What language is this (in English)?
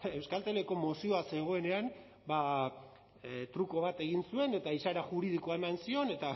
Basque